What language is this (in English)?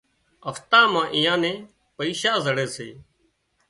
Wadiyara Koli